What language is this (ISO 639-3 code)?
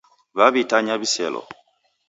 dav